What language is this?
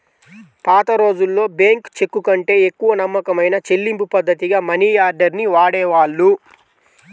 Telugu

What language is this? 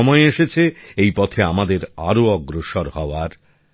Bangla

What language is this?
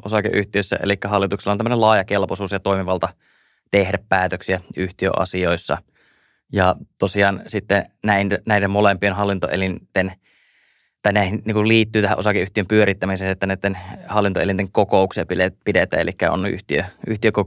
Finnish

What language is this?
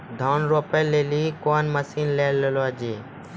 Maithili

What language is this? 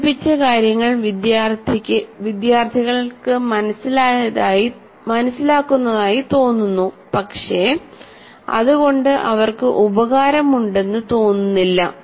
Malayalam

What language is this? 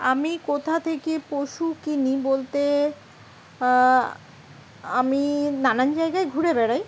Bangla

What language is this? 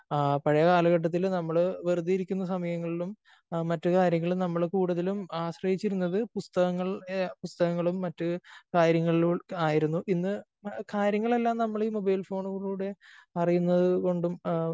Malayalam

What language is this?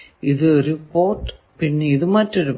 Malayalam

